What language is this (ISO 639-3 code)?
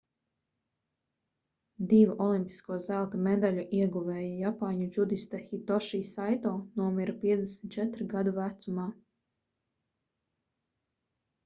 lav